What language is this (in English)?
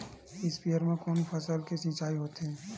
Chhattisgarhi